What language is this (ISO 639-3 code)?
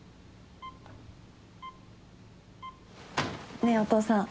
jpn